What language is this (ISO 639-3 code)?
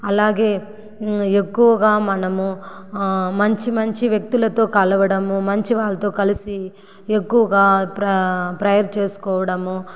tel